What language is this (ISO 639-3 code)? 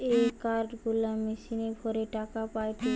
ben